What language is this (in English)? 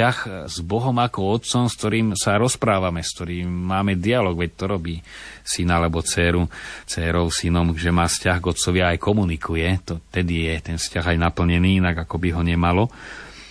Slovak